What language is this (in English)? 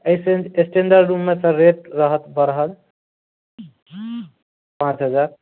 Maithili